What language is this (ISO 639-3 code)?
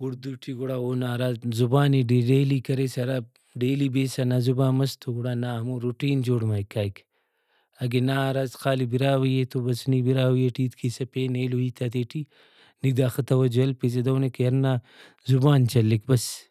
brh